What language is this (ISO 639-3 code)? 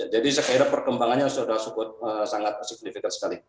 ind